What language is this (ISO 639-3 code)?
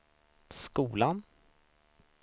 swe